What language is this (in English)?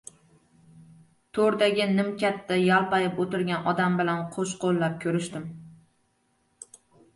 Uzbek